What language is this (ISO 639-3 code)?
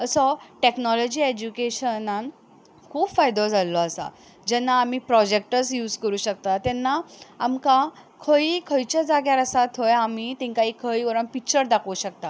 kok